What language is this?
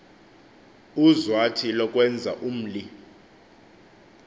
Xhosa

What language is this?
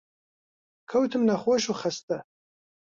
Central Kurdish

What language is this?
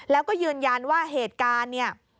Thai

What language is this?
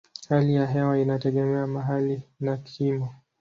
Swahili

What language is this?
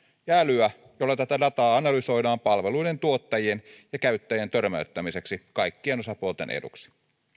Finnish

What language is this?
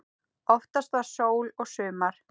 Icelandic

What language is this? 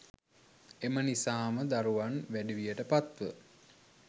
Sinhala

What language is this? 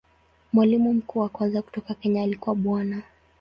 Swahili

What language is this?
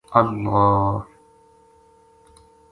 Gujari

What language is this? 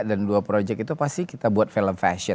Indonesian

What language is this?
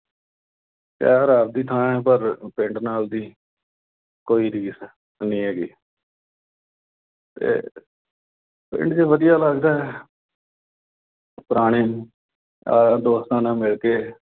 Punjabi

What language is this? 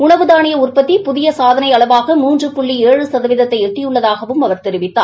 Tamil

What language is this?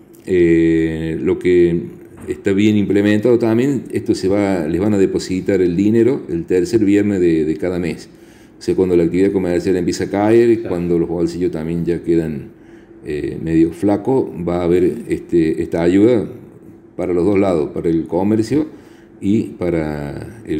Spanish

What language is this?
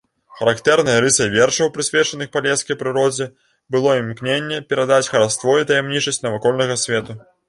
Belarusian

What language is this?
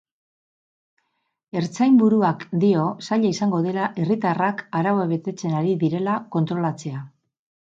Basque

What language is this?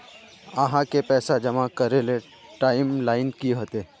Magahi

